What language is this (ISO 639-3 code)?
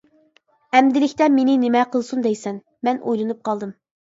uig